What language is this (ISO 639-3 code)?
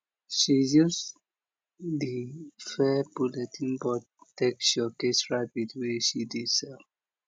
pcm